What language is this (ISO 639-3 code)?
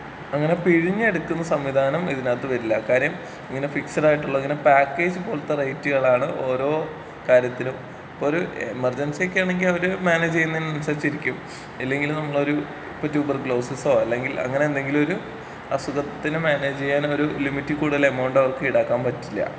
mal